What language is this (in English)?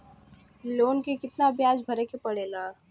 Bhojpuri